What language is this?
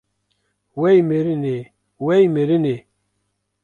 Kurdish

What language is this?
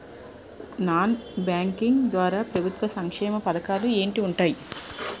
Telugu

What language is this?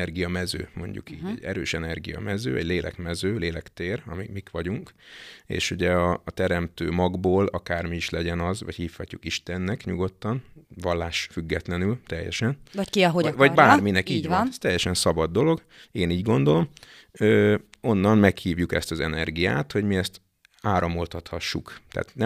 Hungarian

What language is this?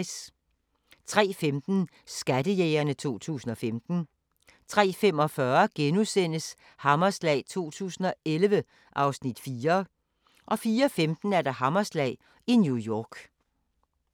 Danish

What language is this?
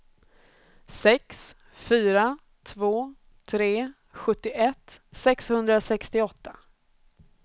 Swedish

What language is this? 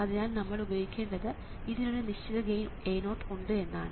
Malayalam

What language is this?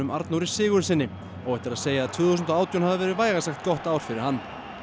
Icelandic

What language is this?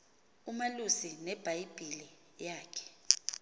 Xhosa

